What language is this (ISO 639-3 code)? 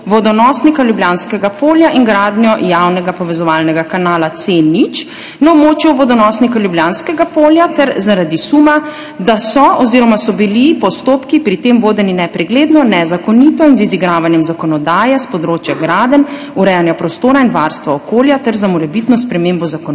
slv